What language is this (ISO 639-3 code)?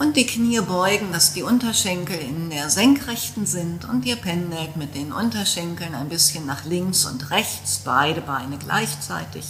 deu